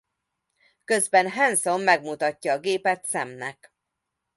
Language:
Hungarian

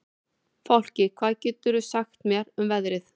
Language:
Icelandic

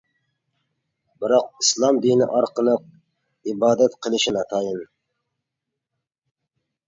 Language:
Uyghur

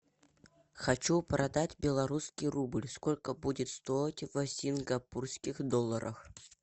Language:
Russian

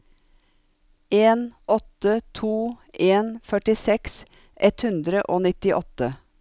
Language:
Norwegian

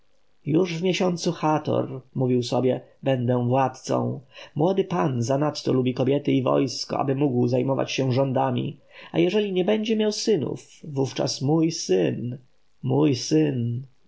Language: Polish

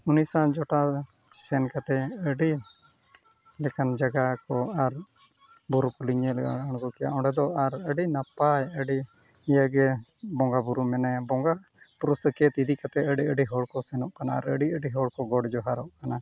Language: Santali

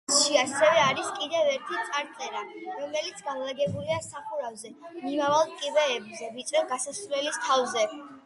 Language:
Georgian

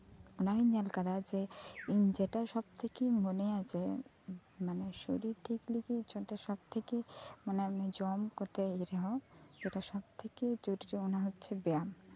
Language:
Santali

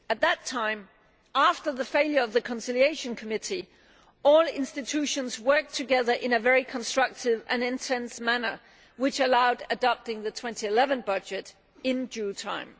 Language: English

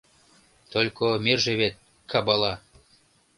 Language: Mari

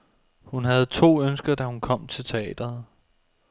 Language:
Danish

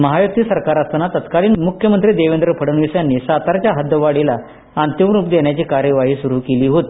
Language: Marathi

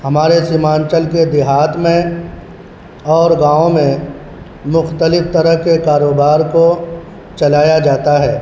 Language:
Urdu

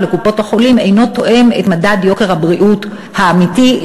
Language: Hebrew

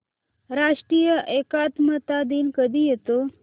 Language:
Marathi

